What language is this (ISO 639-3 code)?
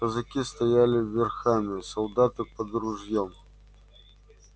rus